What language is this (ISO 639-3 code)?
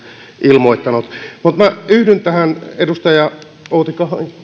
fin